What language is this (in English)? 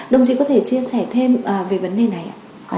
Vietnamese